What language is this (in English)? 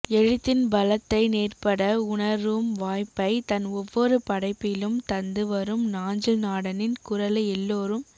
Tamil